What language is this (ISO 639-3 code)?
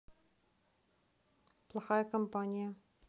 rus